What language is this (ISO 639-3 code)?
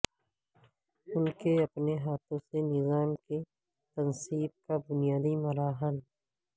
urd